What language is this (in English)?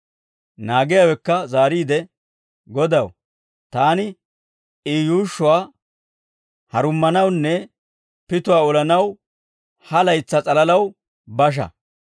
Dawro